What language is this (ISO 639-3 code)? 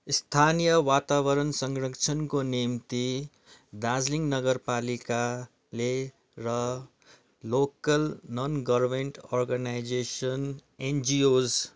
nep